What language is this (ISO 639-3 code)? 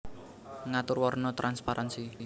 jav